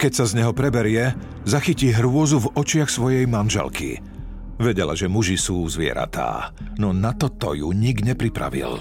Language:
Slovak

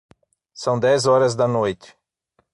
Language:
Portuguese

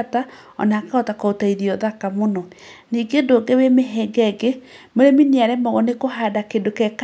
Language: Kikuyu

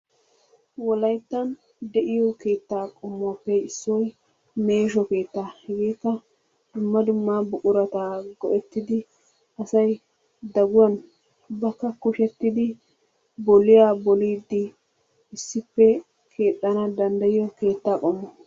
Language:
Wolaytta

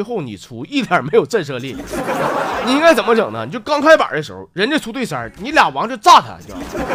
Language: Chinese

